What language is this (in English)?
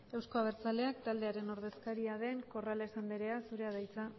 Basque